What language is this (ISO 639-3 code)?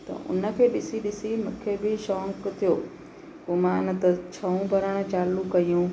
snd